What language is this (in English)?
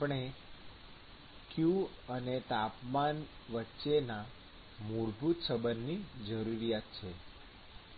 Gujarati